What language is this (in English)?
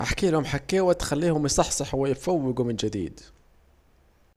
Saidi Arabic